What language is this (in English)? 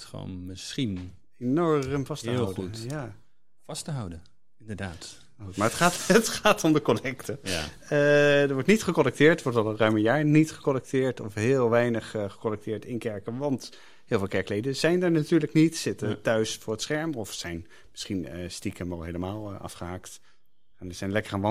Dutch